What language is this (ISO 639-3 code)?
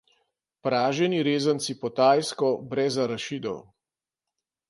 slv